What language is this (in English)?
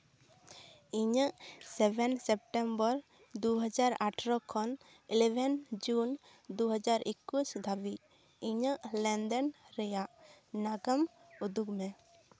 Santali